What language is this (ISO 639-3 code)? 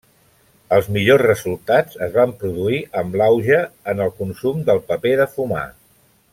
cat